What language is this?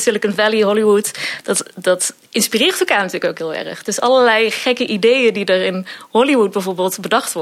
Dutch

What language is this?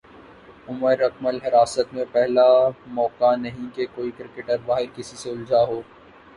Urdu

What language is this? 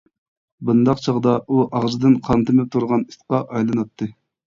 Uyghur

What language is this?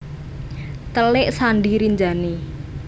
Javanese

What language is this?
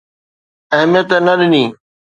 Sindhi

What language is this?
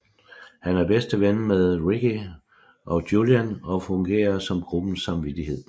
Danish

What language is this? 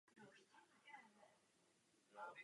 Czech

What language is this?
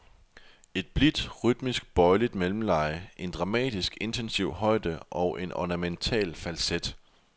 Danish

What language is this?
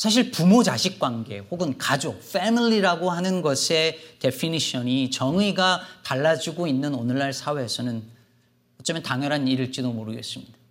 Korean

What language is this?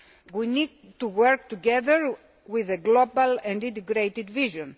English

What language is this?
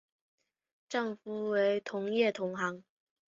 Chinese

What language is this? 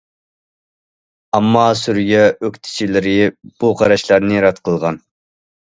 Uyghur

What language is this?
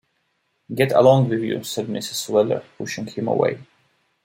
English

